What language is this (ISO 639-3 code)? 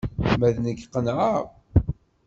kab